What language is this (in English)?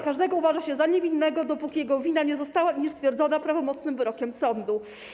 Polish